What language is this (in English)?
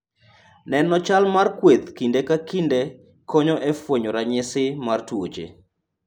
Luo (Kenya and Tanzania)